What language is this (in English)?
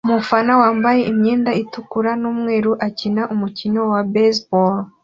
Kinyarwanda